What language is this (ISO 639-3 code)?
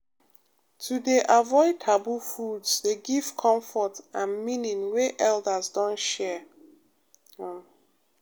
pcm